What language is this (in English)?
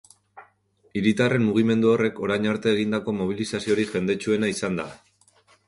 Basque